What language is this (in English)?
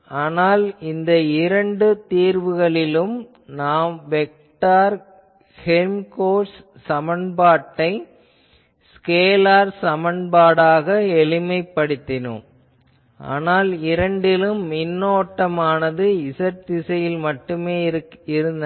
Tamil